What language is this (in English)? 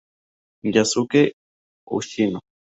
Spanish